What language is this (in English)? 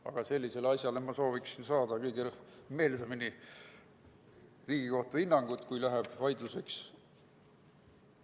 Estonian